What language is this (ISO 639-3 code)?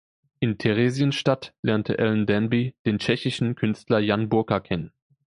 deu